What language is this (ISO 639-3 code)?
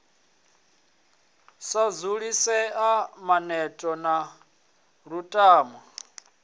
ven